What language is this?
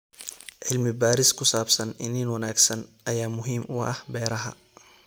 Somali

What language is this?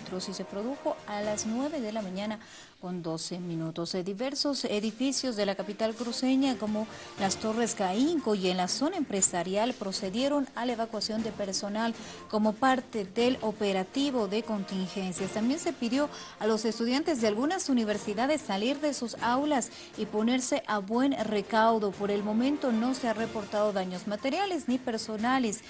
Spanish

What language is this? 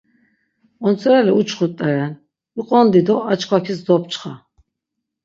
Laz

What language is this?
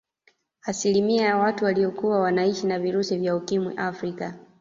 Swahili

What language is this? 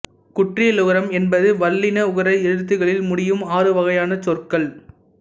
Tamil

